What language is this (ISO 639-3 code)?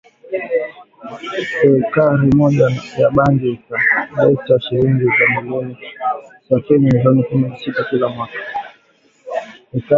swa